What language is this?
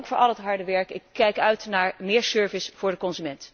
Dutch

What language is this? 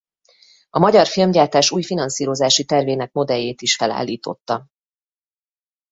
Hungarian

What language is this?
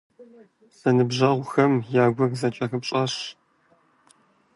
Kabardian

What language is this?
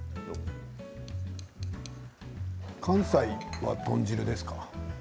Japanese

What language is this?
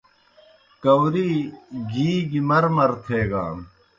Kohistani Shina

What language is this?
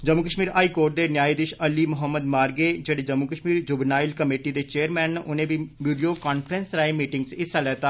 Dogri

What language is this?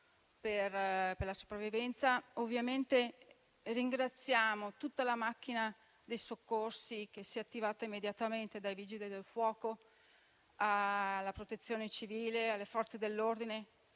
Italian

